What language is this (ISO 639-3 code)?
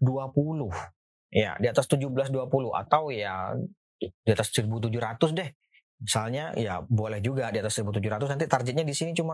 ind